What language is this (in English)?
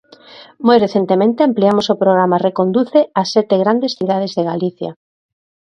Galician